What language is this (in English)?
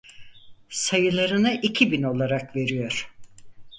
Turkish